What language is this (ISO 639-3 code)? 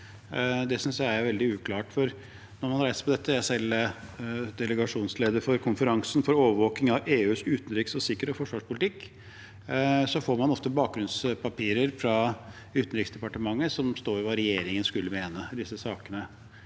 nor